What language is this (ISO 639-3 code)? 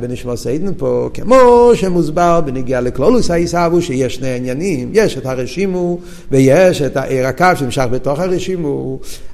heb